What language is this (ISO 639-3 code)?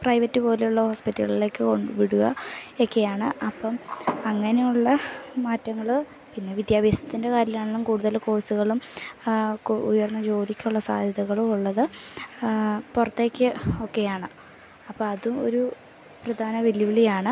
mal